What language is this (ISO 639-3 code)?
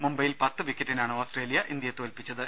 mal